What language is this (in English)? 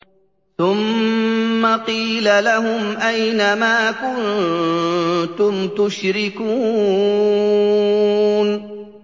Arabic